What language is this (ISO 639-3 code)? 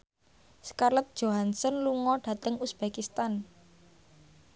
jav